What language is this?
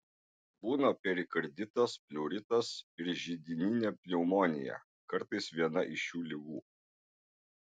Lithuanian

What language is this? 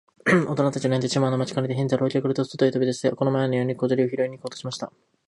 Japanese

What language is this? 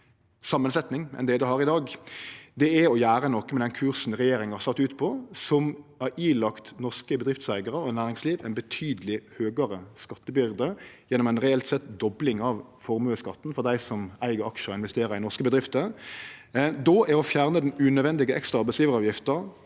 Norwegian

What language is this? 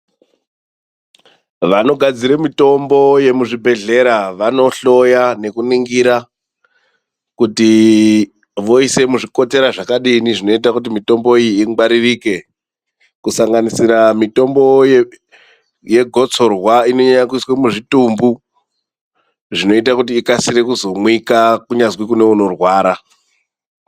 Ndau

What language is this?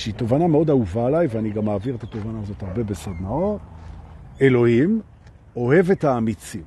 Hebrew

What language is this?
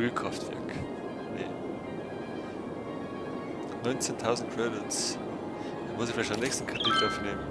German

